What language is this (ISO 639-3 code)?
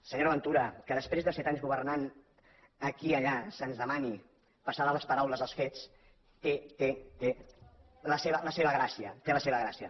cat